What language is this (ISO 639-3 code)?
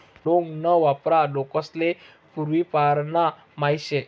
mar